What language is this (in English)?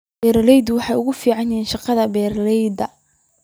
Somali